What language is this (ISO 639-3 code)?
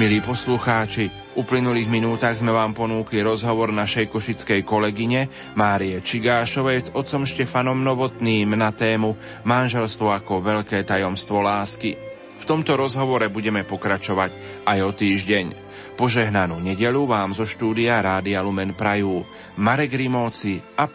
slk